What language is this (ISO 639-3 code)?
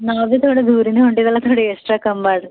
kan